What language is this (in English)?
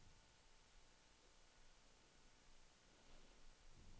Swedish